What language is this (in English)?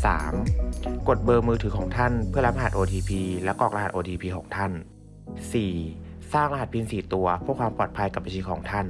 Thai